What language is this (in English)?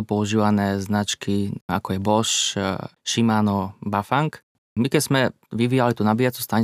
Slovak